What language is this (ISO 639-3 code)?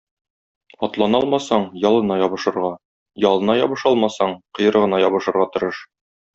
tat